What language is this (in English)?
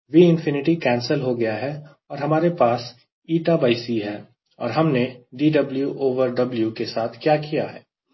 Hindi